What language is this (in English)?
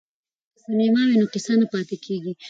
Pashto